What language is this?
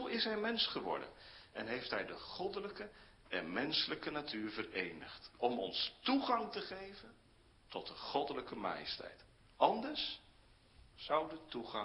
Dutch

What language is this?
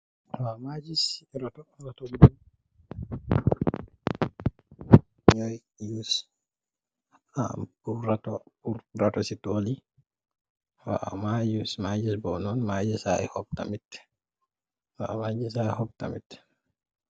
Wolof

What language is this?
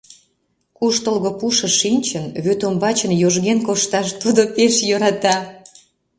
Mari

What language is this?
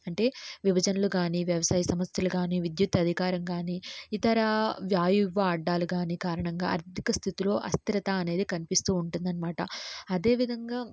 Telugu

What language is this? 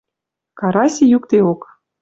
Western Mari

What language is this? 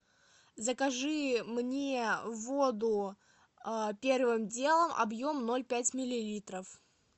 Russian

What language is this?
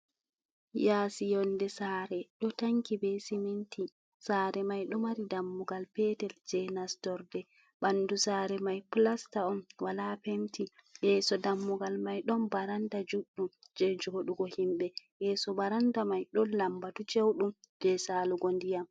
Fula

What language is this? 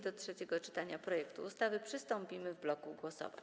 Polish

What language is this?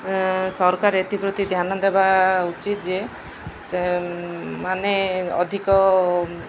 Odia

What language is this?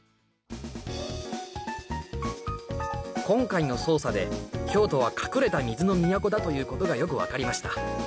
Japanese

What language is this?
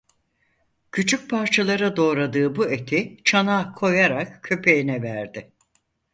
Turkish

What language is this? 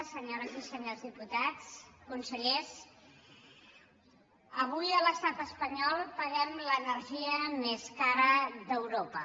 Catalan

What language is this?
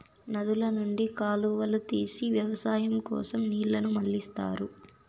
Telugu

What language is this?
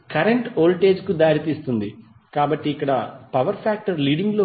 Telugu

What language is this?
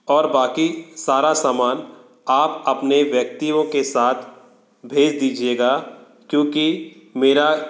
Hindi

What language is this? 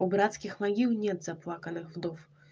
Russian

